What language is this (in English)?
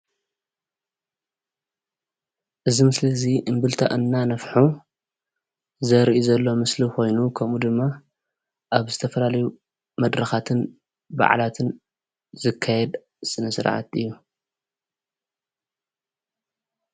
Tigrinya